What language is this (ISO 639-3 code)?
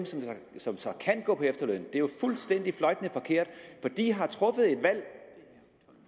dan